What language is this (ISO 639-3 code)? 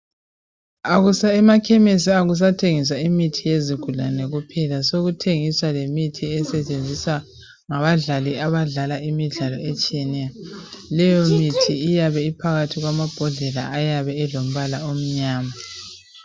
nde